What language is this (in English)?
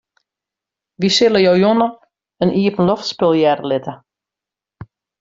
Western Frisian